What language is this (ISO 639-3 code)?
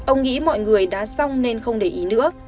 vie